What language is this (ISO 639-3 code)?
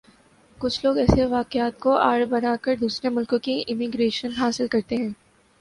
urd